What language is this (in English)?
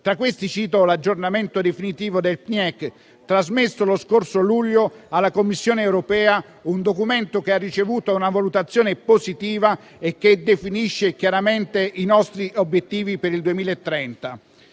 Italian